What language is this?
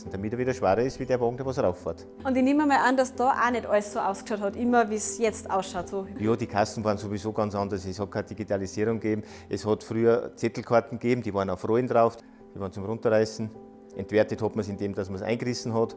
German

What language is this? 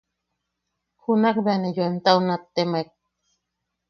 Yaqui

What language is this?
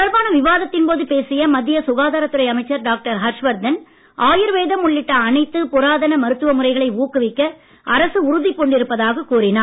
Tamil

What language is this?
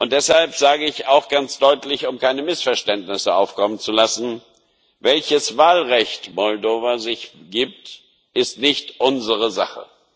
German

